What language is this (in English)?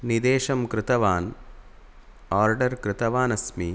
Sanskrit